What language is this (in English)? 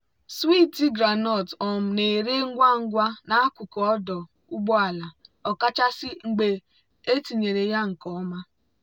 Igbo